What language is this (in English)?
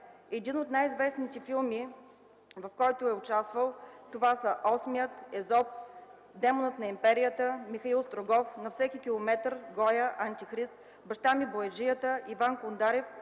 Bulgarian